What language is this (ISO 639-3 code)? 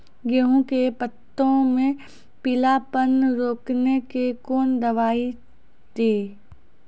mai